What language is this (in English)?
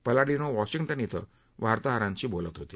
Marathi